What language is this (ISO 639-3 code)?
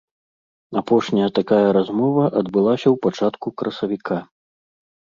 bel